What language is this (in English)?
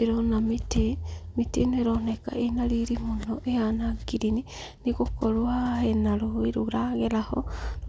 Kikuyu